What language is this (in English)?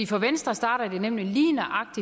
Danish